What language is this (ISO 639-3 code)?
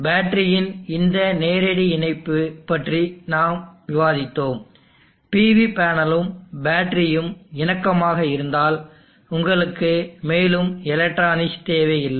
tam